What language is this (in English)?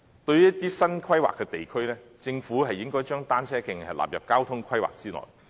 Cantonese